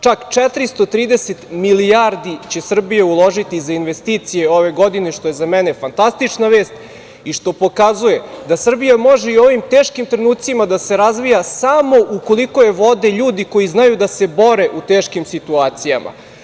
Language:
Serbian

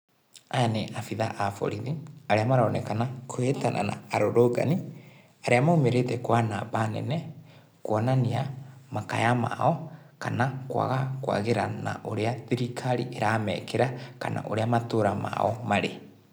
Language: Kikuyu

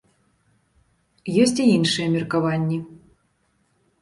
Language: Belarusian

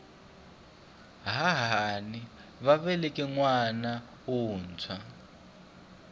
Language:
Tsonga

